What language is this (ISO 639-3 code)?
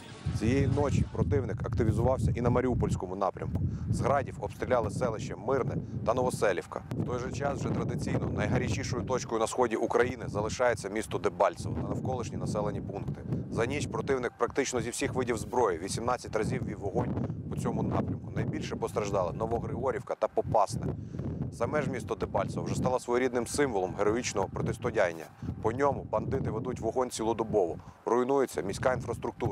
ukr